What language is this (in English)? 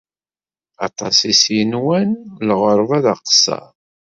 Kabyle